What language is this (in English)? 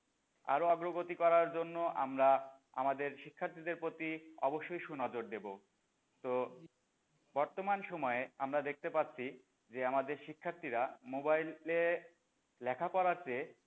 Bangla